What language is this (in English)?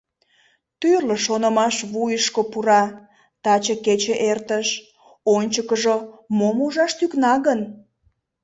Mari